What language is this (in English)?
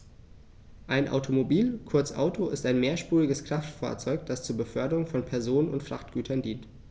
German